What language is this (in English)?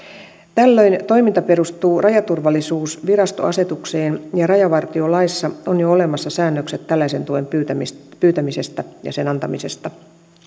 Finnish